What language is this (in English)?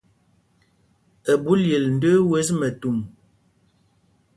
Mpumpong